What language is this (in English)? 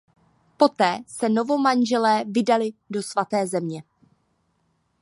Czech